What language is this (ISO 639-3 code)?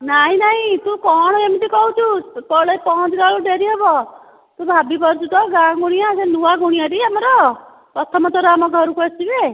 ori